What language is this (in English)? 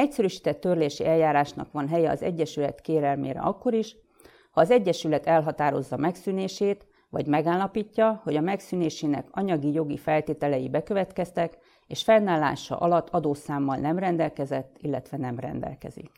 Hungarian